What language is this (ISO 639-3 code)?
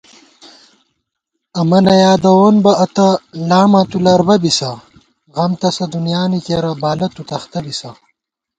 gwt